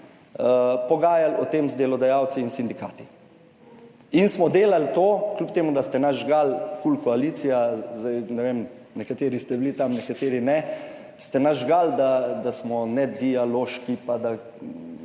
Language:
Slovenian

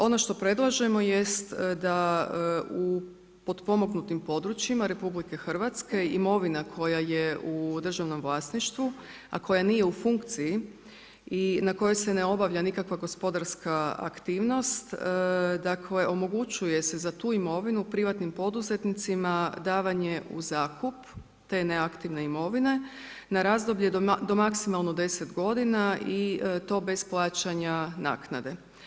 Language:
Croatian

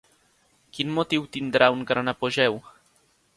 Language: Catalan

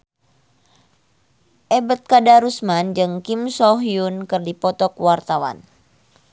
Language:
Sundanese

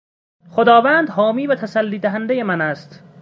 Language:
Persian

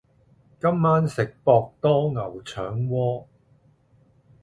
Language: Cantonese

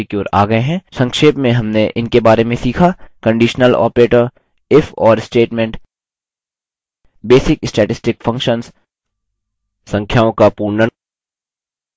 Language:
Hindi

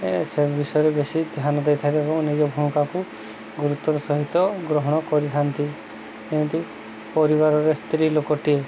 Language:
Odia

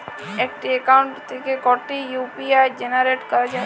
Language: Bangla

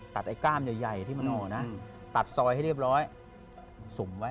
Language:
Thai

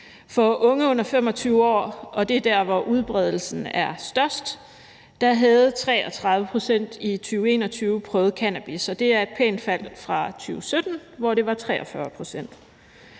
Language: Danish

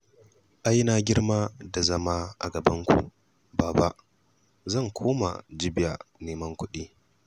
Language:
Hausa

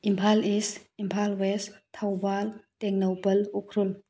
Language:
Manipuri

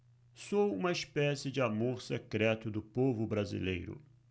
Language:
Portuguese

